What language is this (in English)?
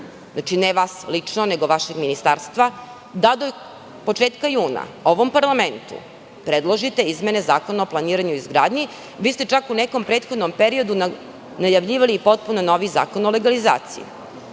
Serbian